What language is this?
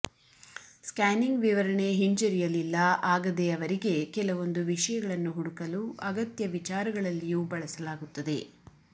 Kannada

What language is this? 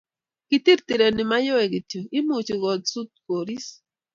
Kalenjin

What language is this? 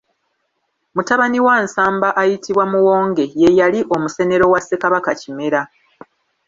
Ganda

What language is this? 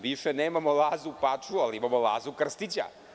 Serbian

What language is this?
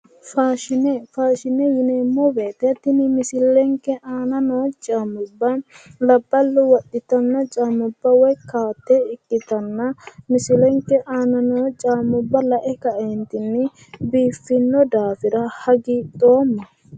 Sidamo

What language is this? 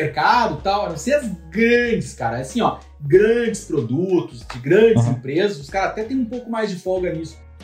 Portuguese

